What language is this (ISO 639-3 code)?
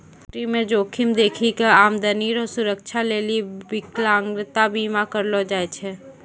mai